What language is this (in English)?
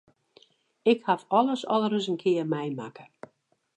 Western Frisian